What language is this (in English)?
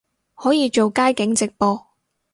Cantonese